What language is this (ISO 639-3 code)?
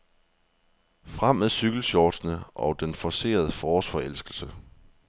dan